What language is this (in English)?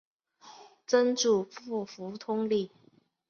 Chinese